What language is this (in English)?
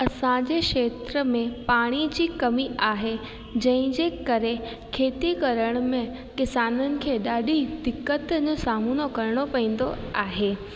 Sindhi